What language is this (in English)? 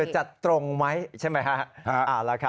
Thai